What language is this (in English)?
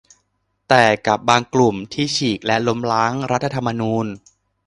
Thai